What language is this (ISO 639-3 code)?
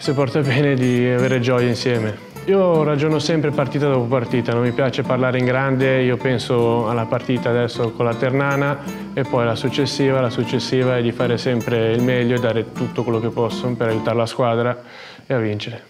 ita